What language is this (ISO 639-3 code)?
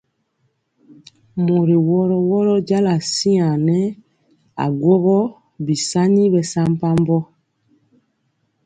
mcx